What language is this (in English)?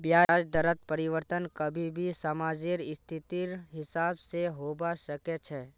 Magahi